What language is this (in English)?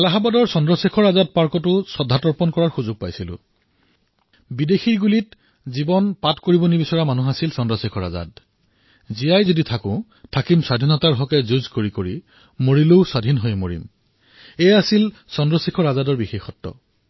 Assamese